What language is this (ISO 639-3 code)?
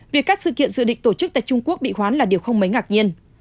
vie